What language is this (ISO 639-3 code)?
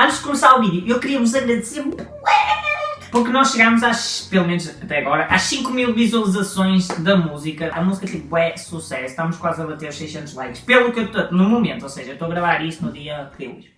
por